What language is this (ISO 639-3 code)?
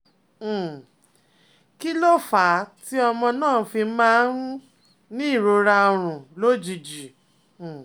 yor